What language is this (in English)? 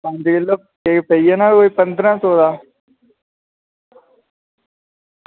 Dogri